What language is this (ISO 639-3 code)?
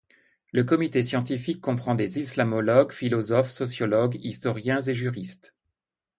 fra